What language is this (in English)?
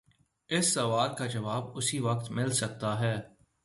Urdu